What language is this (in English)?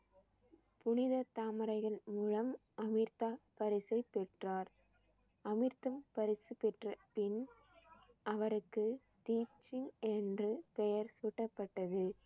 Tamil